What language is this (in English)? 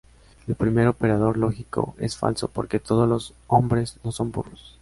Spanish